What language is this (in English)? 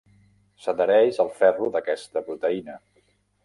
Catalan